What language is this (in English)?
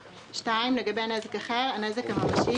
Hebrew